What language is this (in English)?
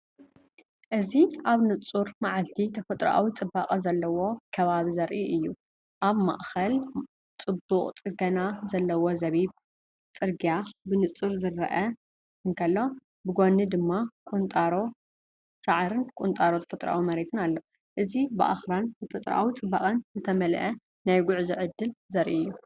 Tigrinya